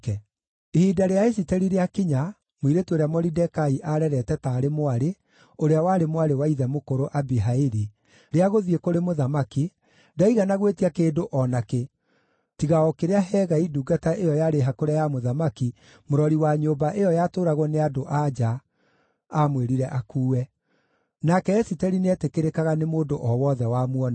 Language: Kikuyu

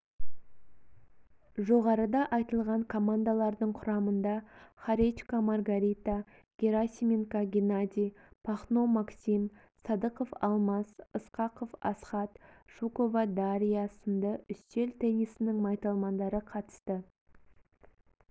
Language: Kazakh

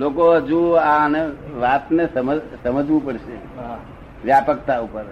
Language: Gujarati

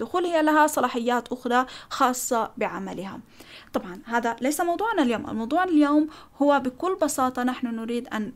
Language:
Arabic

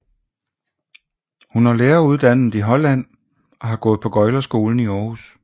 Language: Danish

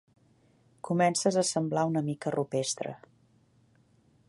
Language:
Catalan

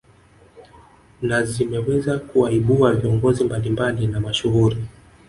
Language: Swahili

